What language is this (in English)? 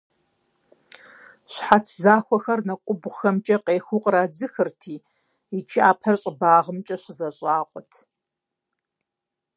Kabardian